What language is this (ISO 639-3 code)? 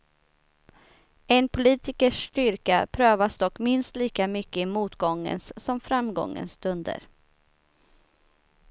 swe